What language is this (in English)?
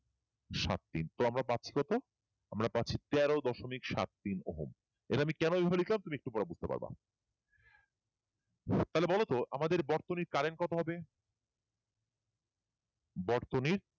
Bangla